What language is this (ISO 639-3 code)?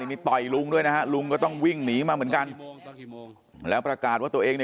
tha